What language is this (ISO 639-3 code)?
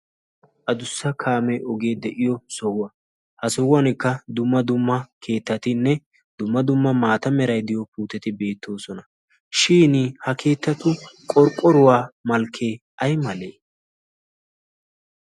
wal